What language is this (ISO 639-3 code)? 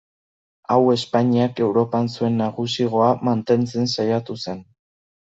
eus